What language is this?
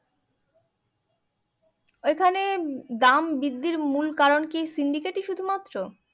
Bangla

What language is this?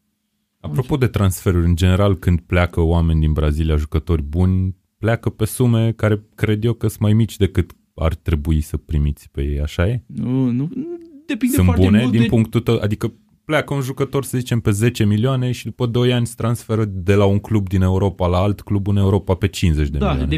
Romanian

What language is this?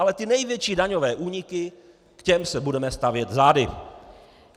Czech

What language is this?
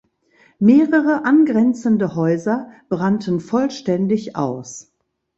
German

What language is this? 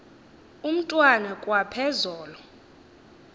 Xhosa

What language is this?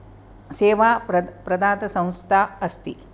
Sanskrit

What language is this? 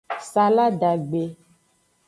Aja (Benin)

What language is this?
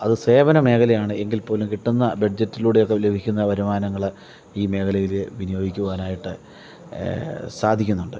Malayalam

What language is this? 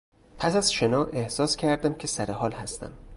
Persian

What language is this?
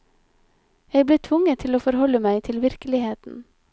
Norwegian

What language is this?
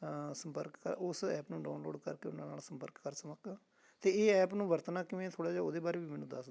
Punjabi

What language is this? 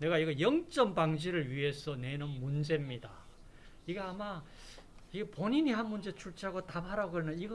Korean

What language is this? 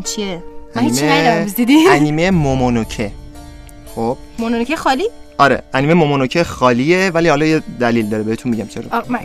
Persian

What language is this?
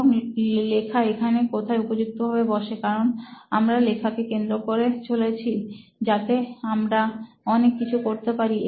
Bangla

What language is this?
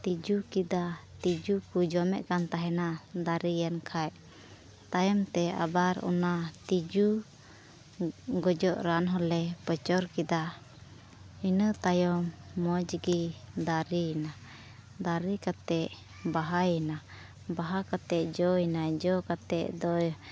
Santali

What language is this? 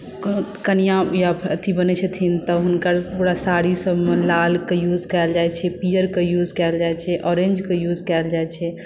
Maithili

